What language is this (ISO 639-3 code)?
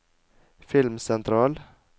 nor